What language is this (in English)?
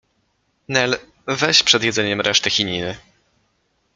Polish